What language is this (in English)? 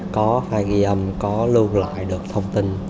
Vietnamese